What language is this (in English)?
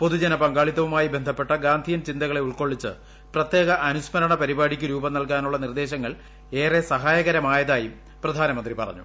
Malayalam